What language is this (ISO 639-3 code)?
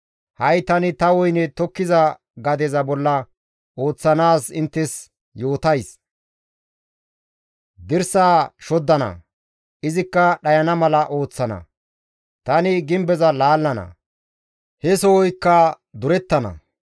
gmv